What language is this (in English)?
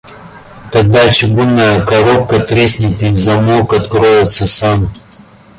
Russian